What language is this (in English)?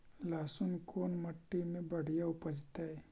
Magahi